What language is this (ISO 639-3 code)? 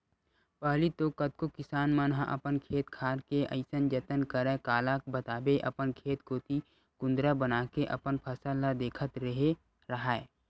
hne